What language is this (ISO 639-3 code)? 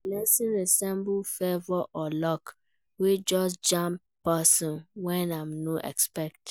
pcm